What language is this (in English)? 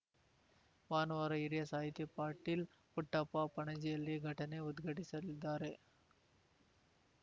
Kannada